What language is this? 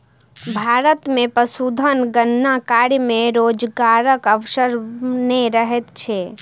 Maithili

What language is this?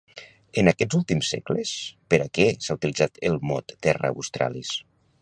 Catalan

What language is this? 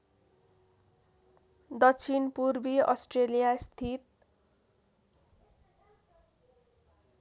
Nepali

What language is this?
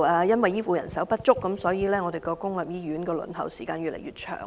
Cantonese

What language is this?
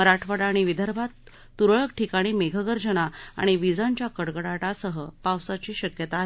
Marathi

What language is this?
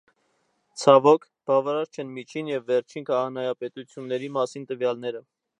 Armenian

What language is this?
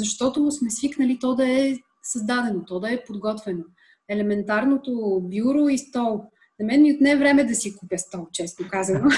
Bulgarian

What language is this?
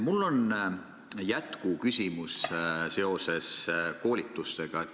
Estonian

